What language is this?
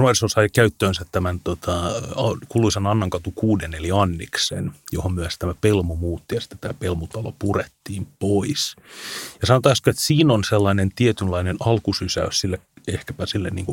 Finnish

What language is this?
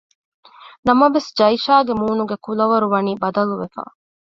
Divehi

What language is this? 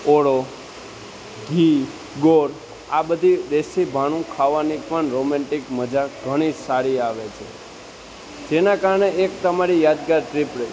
Gujarati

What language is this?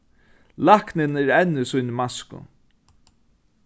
Faroese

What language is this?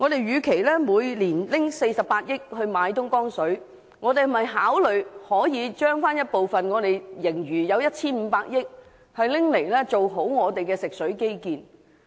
Cantonese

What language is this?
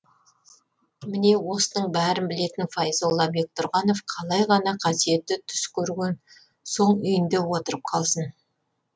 Kazakh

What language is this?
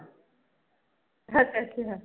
Punjabi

